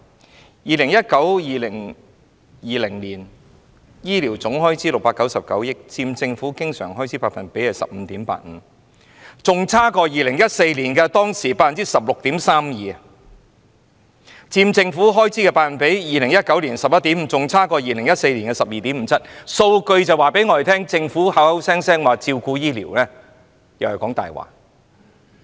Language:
Cantonese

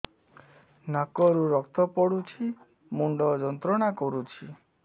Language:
Odia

